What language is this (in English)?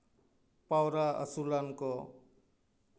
Santali